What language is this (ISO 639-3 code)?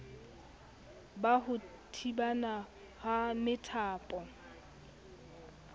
sot